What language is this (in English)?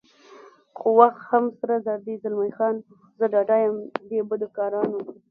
Pashto